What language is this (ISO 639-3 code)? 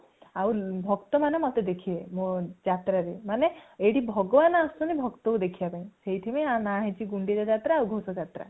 ori